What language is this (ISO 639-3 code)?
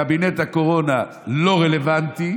heb